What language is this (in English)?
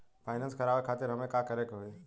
Bhojpuri